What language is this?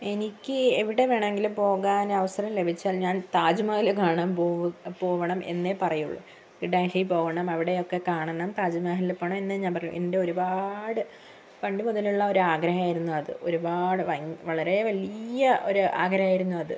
Malayalam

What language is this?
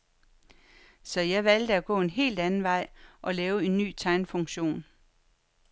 Danish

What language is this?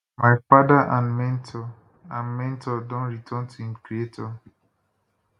Nigerian Pidgin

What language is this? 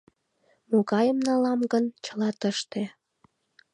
Mari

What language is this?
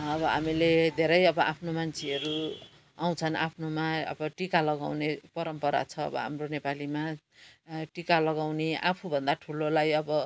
Nepali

